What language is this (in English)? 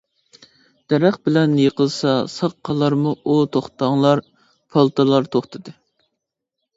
Uyghur